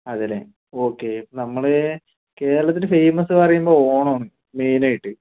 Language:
Malayalam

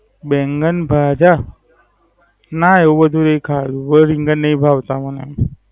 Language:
Gujarati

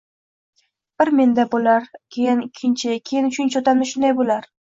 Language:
Uzbek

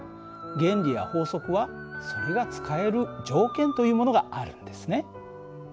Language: Japanese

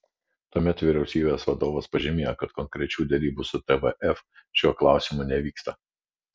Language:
Lithuanian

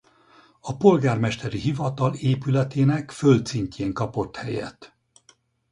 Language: Hungarian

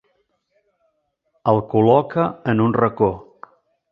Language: Catalan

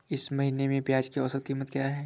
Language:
Hindi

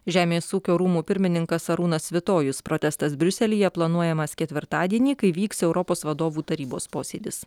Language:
Lithuanian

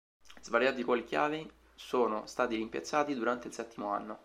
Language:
Italian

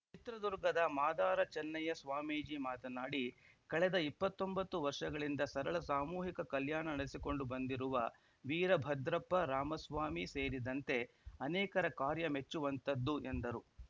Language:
Kannada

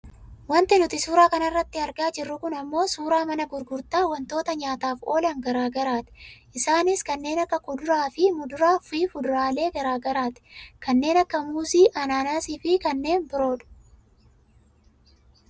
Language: Oromo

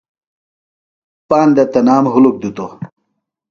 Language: Phalura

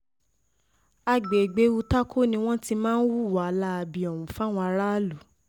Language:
Yoruba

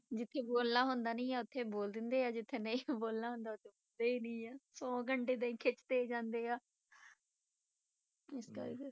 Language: Punjabi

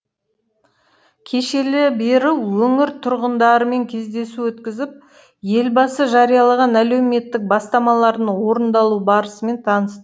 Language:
Kazakh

